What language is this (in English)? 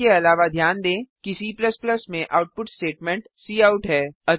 Hindi